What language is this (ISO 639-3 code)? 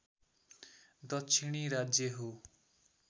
nep